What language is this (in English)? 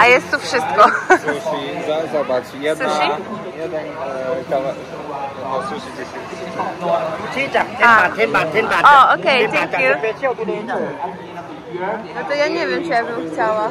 Polish